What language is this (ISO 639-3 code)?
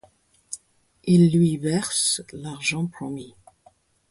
fra